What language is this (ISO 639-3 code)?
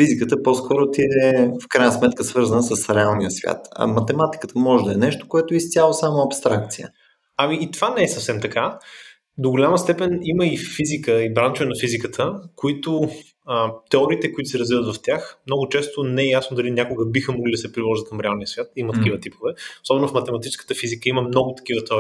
bul